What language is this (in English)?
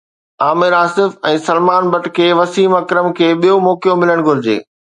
Sindhi